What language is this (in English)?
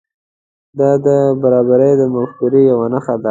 Pashto